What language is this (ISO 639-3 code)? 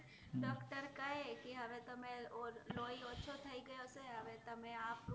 guj